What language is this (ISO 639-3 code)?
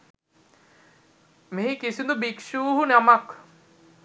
sin